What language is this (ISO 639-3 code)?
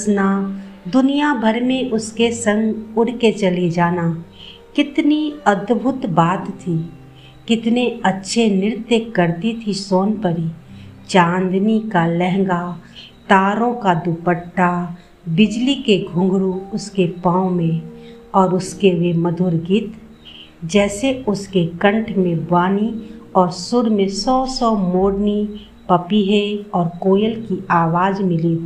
hin